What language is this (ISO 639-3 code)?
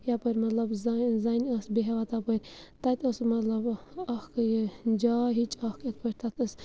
kas